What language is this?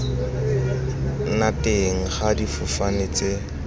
Tswana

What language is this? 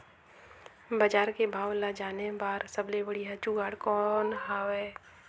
Chhattisgarhi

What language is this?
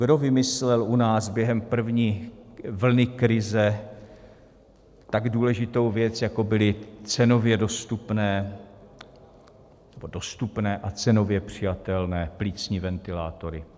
Czech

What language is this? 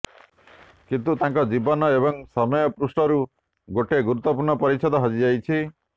Odia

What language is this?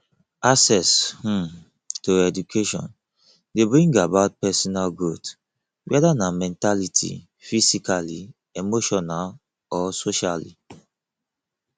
Nigerian Pidgin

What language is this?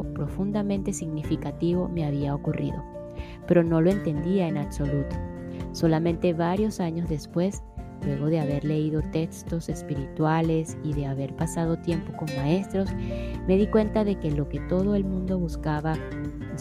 Spanish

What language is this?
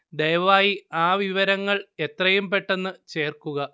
Malayalam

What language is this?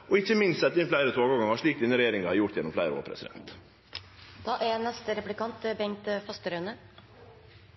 Norwegian Nynorsk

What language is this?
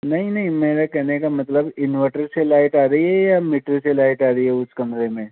Hindi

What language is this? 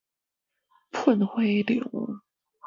Min Nan Chinese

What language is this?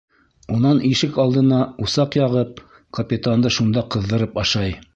Bashkir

